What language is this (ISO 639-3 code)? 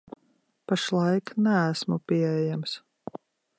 lav